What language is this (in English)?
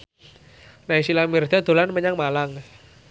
Javanese